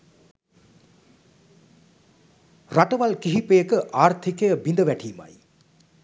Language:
Sinhala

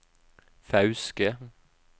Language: Norwegian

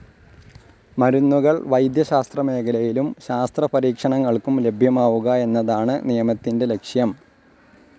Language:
Malayalam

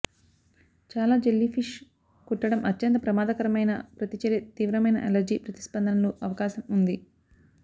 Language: Telugu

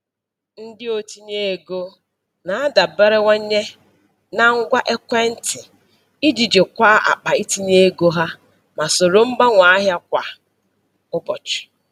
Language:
Igbo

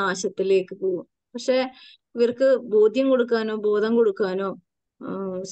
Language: Malayalam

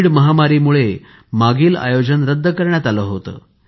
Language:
Marathi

